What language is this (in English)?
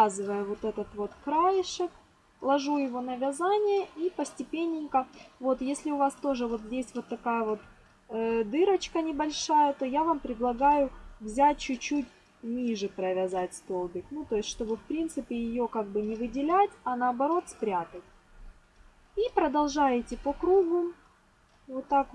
Russian